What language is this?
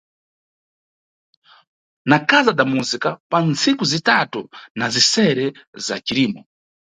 Nyungwe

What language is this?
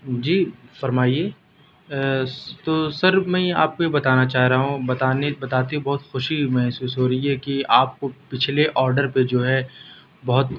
Urdu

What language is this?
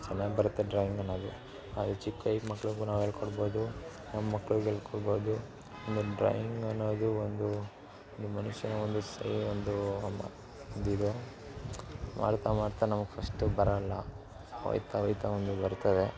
Kannada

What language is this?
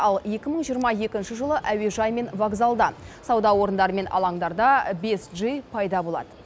Kazakh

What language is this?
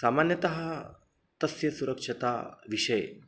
Sanskrit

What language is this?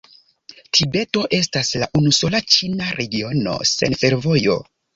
Esperanto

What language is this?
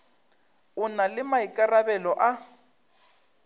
Northern Sotho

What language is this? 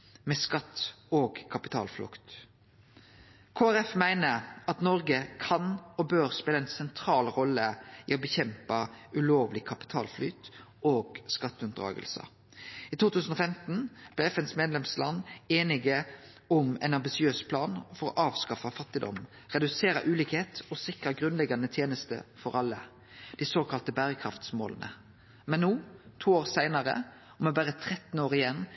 Norwegian Nynorsk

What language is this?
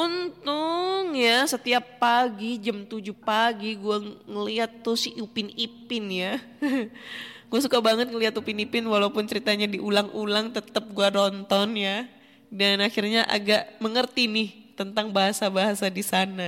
Indonesian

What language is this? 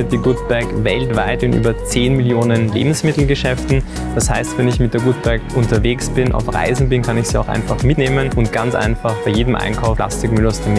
German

